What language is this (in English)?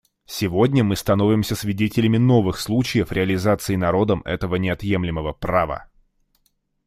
Russian